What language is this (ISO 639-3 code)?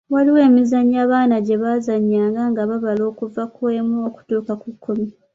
lug